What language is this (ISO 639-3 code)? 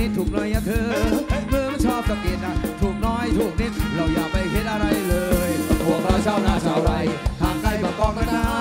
tha